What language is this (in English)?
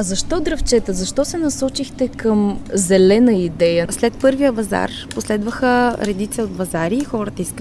Bulgarian